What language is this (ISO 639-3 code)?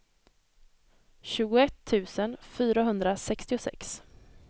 swe